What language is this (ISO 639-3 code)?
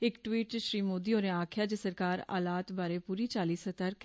doi